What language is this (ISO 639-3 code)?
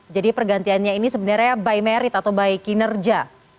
ind